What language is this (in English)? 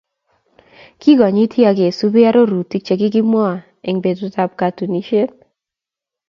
Kalenjin